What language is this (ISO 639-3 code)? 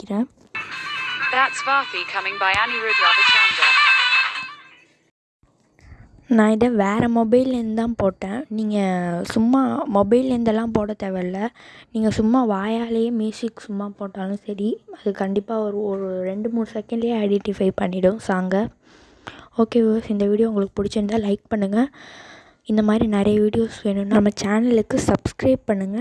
ind